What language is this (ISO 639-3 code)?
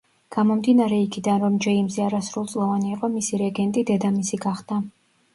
kat